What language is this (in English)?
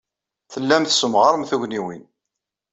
Kabyle